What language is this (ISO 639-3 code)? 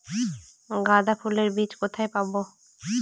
ben